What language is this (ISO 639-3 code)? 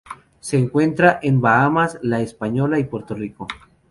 spa